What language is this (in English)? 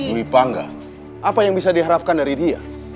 Indonesian